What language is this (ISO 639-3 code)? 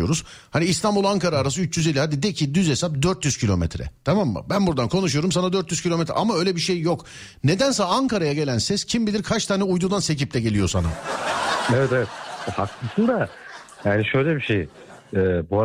tur